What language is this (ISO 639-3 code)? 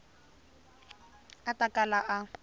tso